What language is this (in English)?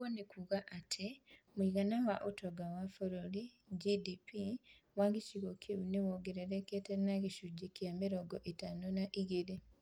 Kikuyu